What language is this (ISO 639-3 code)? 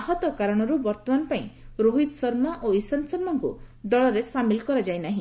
ori